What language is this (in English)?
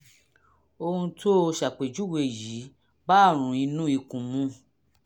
Yoruba